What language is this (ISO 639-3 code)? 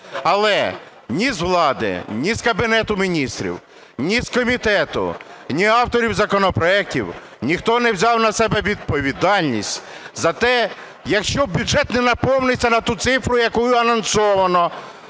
ukr